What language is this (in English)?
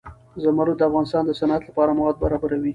Pashto